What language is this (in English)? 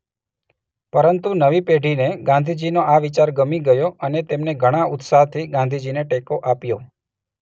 Gujarati